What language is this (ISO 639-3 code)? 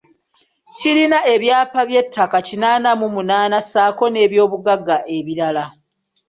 lug